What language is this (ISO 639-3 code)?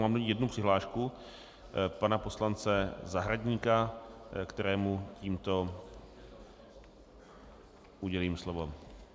ces